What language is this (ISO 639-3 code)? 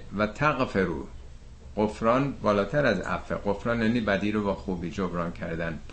fas